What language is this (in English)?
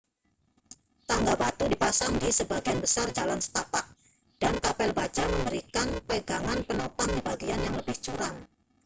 Indonesian